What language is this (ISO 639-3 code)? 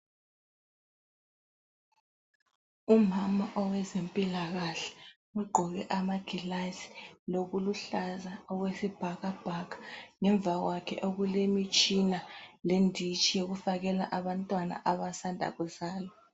nde